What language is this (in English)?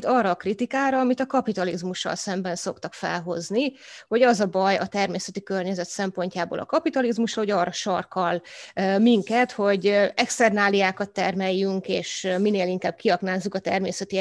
Hungarian